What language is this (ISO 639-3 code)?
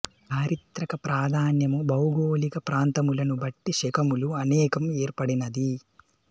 tel